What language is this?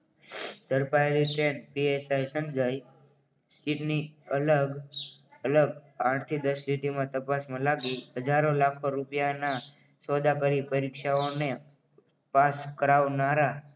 Gujarati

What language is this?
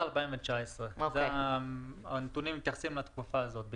Hebrew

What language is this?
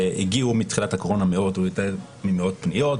Hebrew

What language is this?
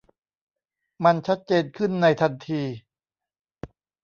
Thai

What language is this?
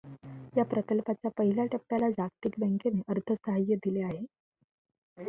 Marathi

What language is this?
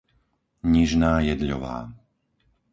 Slovak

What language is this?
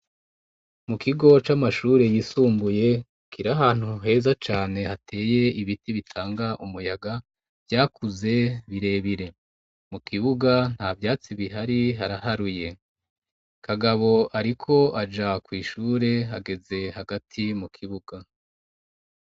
Rundi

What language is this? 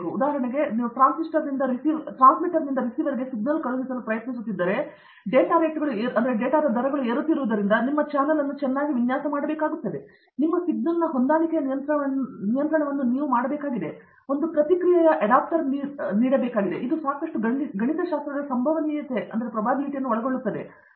Kannada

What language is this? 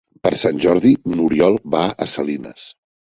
Catalan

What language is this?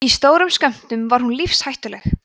Icelandic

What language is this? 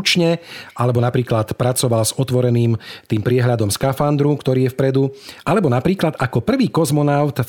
Slovak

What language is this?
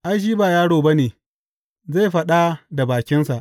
Hausa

